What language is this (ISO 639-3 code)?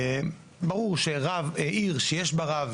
heb